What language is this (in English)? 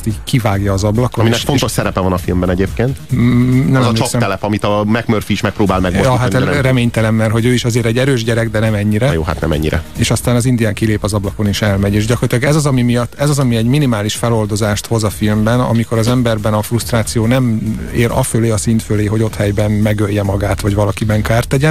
Hungarian